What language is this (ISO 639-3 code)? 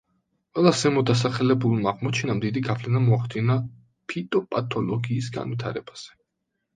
kat